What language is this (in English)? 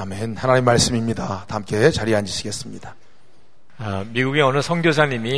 Korean